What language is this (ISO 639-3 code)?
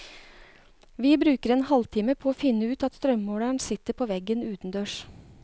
nor